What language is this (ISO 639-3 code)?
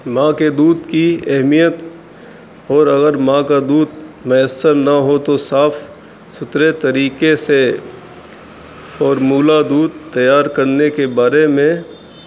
urd